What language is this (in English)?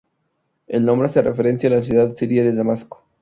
Spanish